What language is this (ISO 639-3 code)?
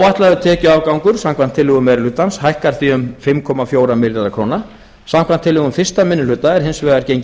isl